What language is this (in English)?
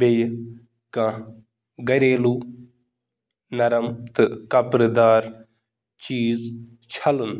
Kashmiri